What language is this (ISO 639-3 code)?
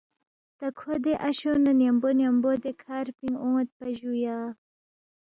bft